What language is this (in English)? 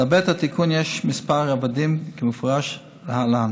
Hebrew